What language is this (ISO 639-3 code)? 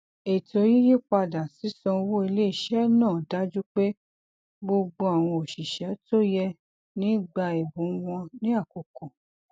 yor